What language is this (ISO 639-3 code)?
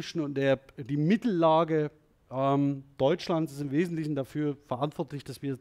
deu